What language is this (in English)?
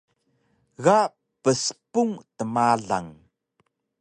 Taroko